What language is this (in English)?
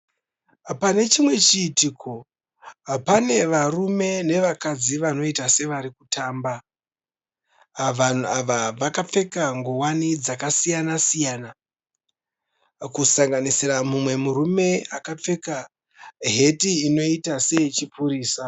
Shona